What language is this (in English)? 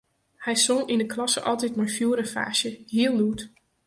Western Frisian